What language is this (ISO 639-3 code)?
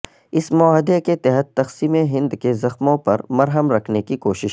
urd